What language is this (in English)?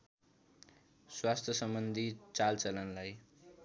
Nepali